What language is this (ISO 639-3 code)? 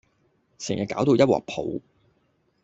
yue